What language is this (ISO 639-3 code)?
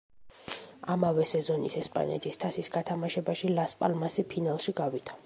kat